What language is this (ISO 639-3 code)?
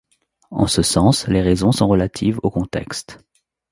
fra